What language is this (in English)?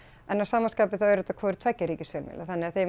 Icelandic